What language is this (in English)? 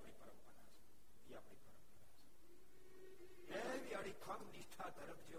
Gujarati